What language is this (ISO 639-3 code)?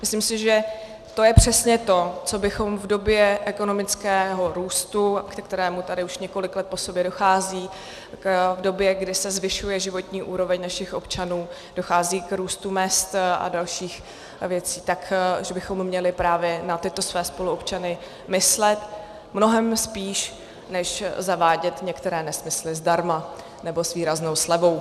ces